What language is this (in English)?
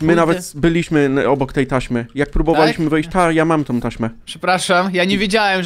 Polish